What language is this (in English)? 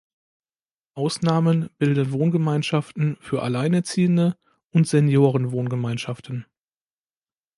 German